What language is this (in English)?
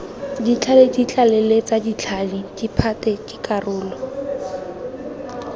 Tswana